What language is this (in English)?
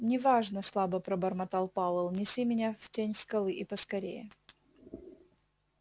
Russian